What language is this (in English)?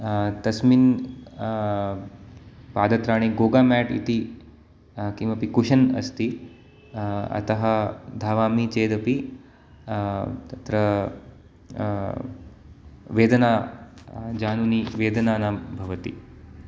Sanskrit